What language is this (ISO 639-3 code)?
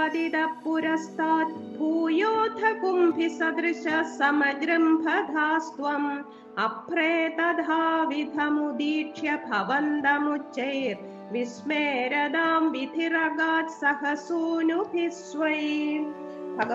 mal